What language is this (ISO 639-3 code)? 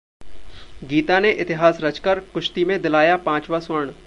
hin